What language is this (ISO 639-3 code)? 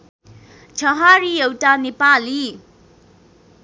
nep